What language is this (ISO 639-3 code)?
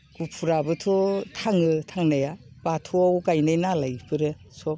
brx